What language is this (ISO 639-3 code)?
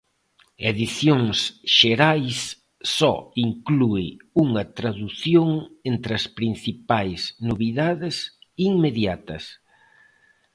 glg